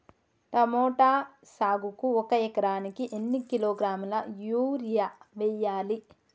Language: Telugu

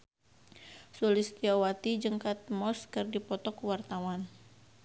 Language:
Sundanese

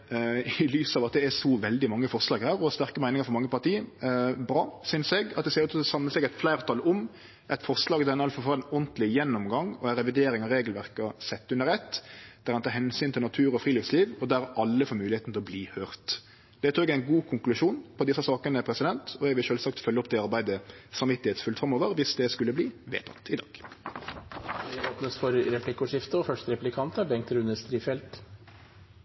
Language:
Norwegian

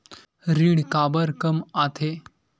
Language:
Chhattisgarhi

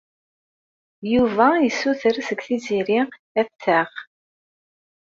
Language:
Kabyle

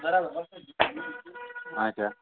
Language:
Kashmiri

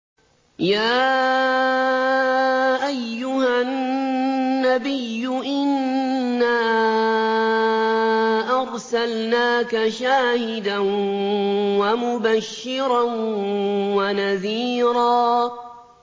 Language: Arabic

